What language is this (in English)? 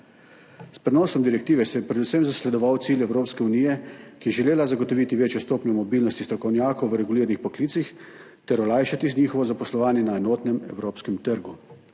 Slovenian